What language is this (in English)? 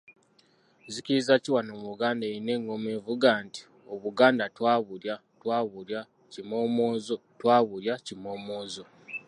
Ganda